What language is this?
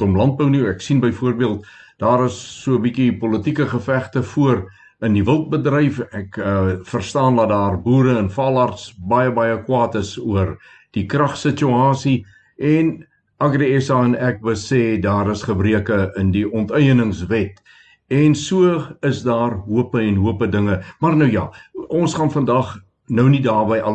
Swedish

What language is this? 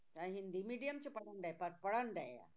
Punjabi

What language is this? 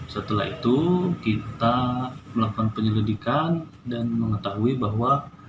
Indonesian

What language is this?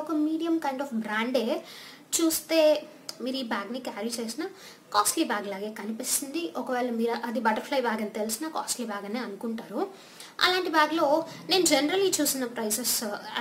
Dutch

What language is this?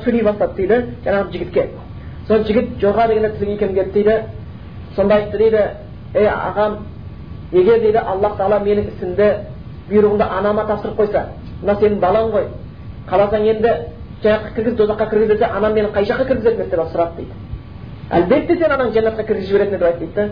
Bulgarian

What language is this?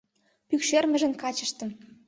Mari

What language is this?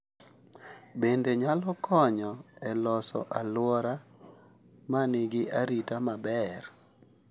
Luo (Kenya and Tanzania)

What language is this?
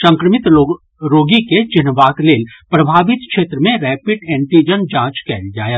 Maithili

